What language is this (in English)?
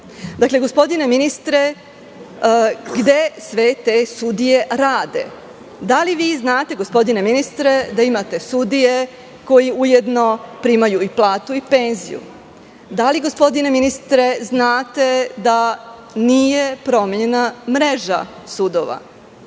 Serbian